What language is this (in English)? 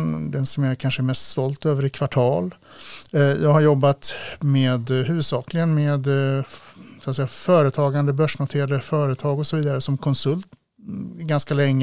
Swedish